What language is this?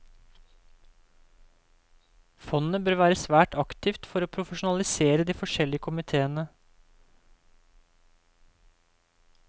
Norwegian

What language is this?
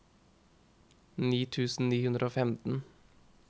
Norwegian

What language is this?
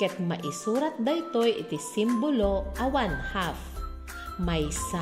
Filipino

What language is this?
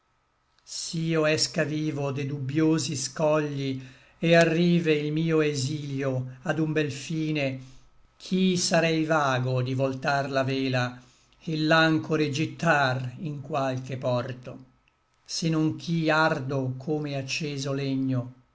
Italian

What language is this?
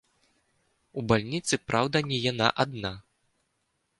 Belarusian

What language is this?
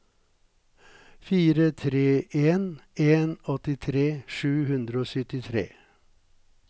Norwegian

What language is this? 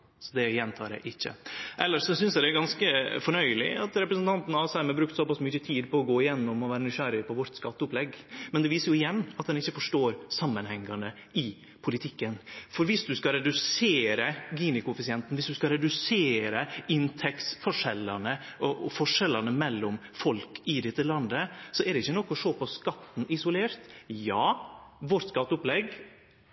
Norwegian Nynorsk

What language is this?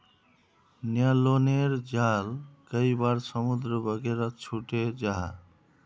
Magahi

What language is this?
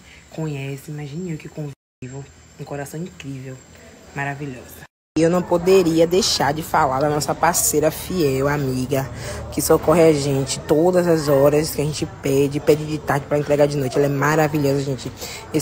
Portuguese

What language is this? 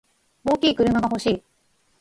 Japanese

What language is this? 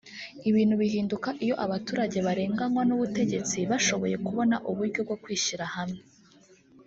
Kinyarwanda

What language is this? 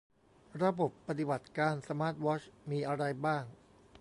Thai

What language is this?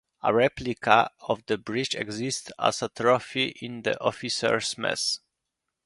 English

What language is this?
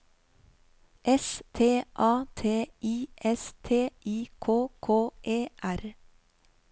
Norwegian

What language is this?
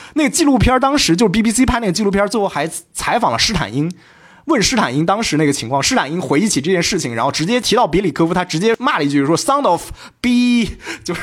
Chinese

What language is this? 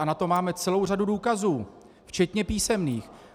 Czech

